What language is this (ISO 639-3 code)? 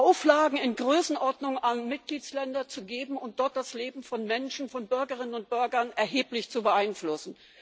deu